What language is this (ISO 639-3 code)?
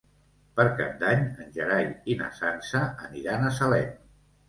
cat